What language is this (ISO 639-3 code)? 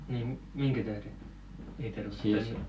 fin